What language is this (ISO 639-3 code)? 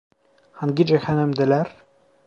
tur